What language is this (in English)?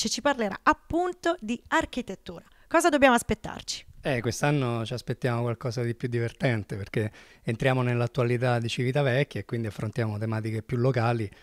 Italian